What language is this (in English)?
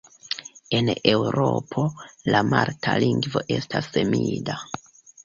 Esperanto